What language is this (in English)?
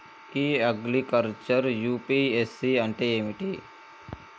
Telugu